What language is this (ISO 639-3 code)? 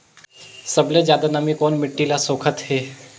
hne